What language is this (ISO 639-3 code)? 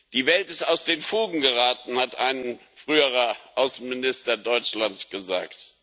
deu